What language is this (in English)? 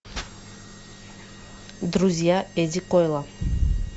Russian